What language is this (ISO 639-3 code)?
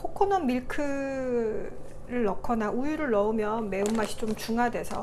kor